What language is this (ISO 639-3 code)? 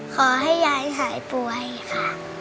tha